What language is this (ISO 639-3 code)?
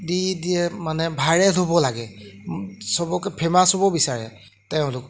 asm